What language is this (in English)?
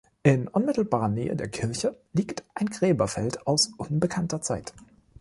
German